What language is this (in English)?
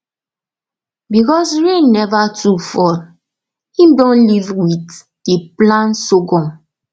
Nigerian Pidgin